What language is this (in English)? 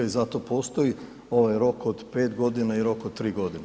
Croatian